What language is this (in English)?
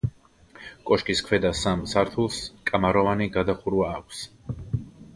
Georgian